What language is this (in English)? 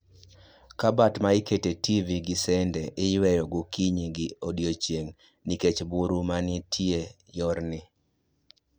Luo (Kenya and Tanzania)